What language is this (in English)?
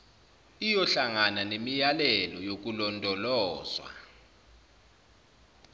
Zulu